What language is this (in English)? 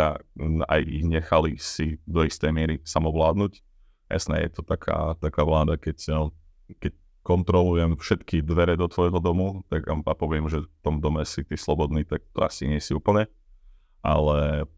Slovak